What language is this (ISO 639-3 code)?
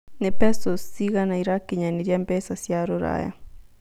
kik